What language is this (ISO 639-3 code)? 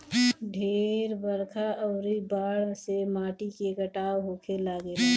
bho